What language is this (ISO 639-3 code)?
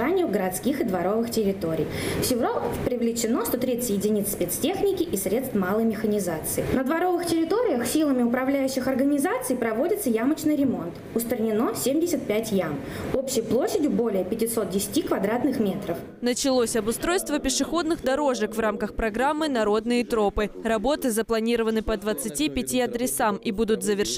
rus